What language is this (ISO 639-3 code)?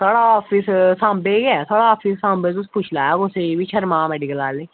doi